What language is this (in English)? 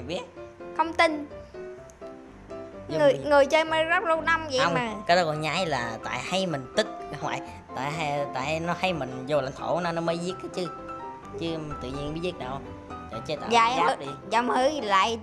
Vietnamese